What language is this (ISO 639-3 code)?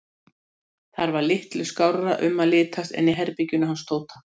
isl